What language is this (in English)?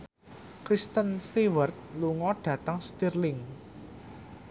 Javanese